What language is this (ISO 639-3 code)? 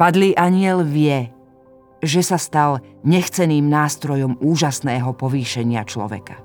slk